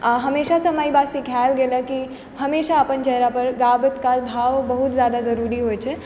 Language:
Maithili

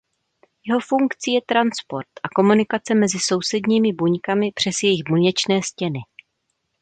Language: Czech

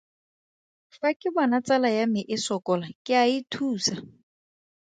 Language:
Tswana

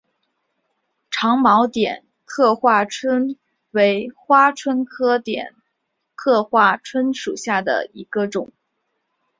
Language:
Chinese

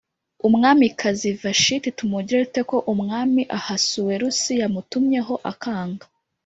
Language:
Kinyarwanda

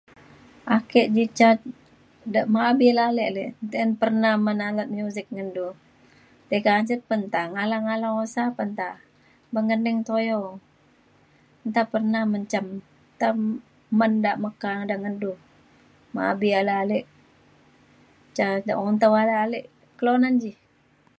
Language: Mainstream Kenyah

